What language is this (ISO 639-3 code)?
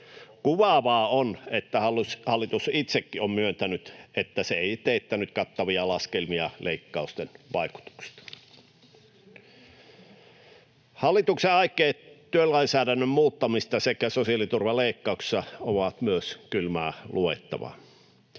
fin